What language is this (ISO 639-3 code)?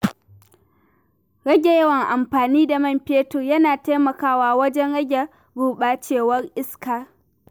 hau